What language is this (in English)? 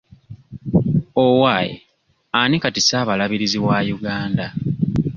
Ganda